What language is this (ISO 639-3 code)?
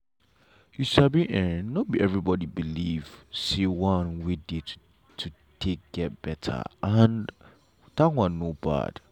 pcm